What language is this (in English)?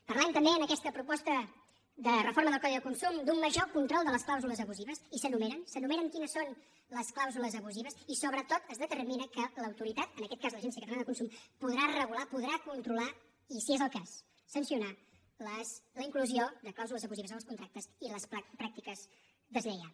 Catalan